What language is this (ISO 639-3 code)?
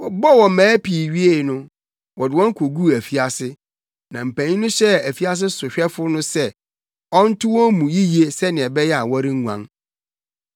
aka